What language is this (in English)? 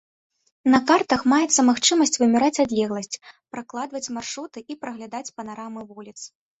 Belarusian